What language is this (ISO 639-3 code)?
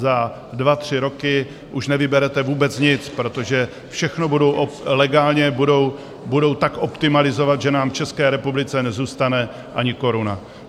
ces